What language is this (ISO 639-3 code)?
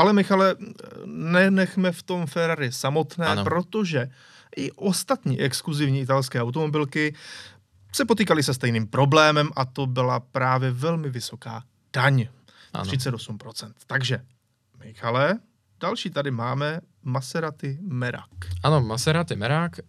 ces